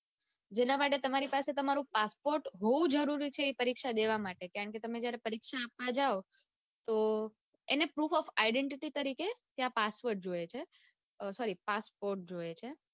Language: Gujarati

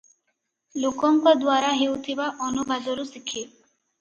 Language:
Odia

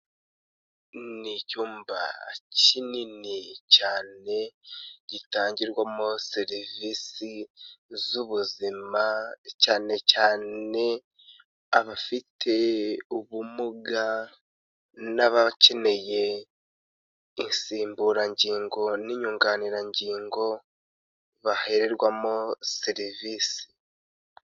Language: Kinyarwanda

